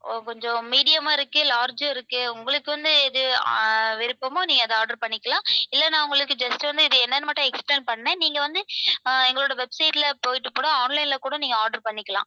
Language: Tamil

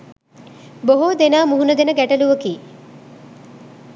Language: Sinhala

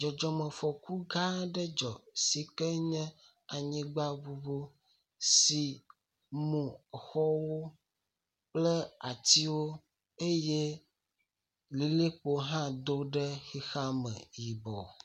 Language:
Ewe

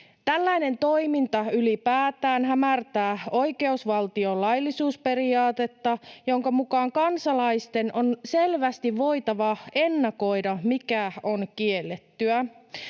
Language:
Finnish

